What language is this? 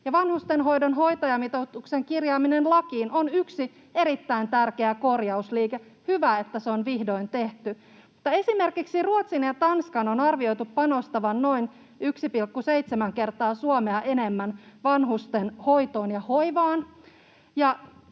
Finnish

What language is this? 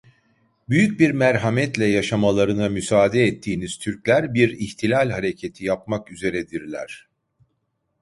Turkish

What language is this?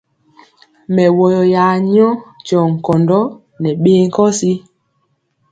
Mpiemo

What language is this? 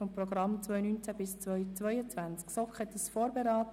Swiss German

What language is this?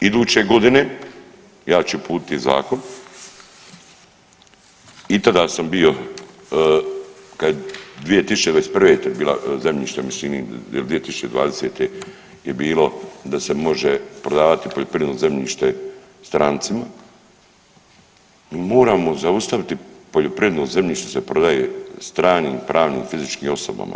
Croatian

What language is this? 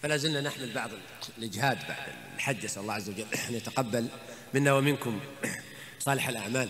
Arabic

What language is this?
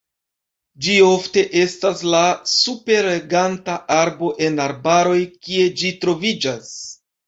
Esperanto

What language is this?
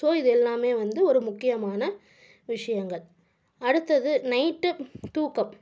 Tamil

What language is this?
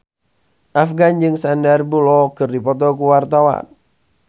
Sundanese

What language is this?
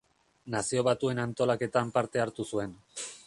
Basque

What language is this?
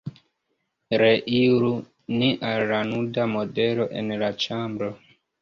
Esperanto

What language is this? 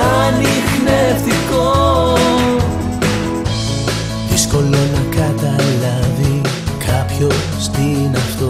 Greek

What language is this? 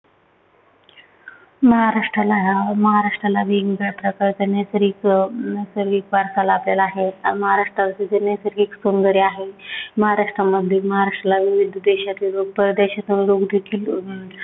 Marathi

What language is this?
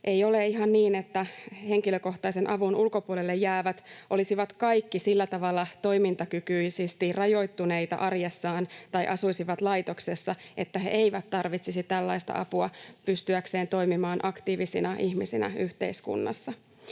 Finnish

